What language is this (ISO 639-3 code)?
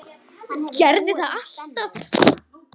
isl